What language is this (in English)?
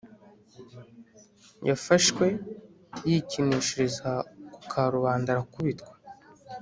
Kinyarwanda